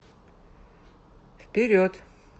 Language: Russian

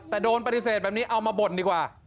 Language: Thai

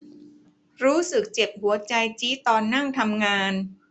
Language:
Thai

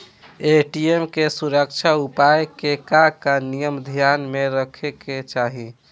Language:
Bhojpuri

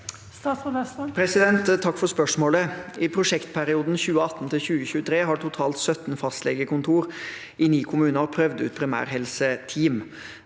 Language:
Norwegian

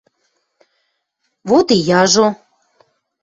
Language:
Western Mari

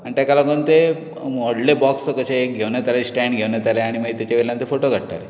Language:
Konkani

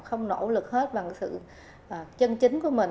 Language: Vietnamese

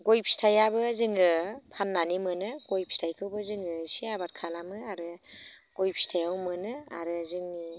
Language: Bodo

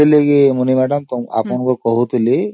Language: Odia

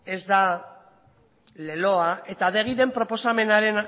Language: Basque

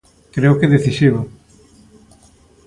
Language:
Galician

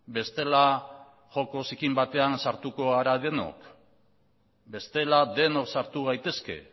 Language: Basque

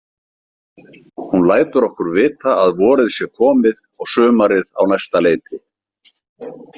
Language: Icelandic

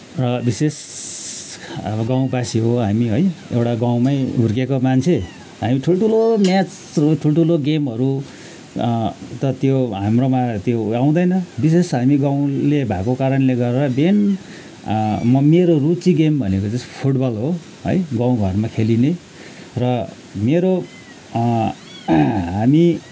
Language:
Nepali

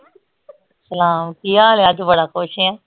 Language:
Punjabi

